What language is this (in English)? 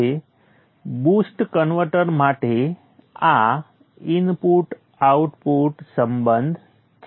Gujarati